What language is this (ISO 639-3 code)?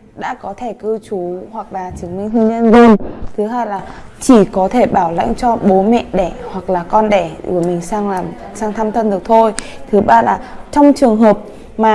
vie